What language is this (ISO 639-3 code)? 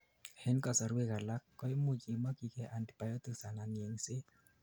kln